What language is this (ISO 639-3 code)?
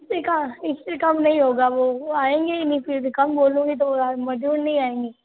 hin